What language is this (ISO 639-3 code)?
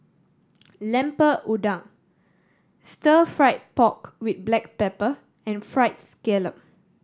eng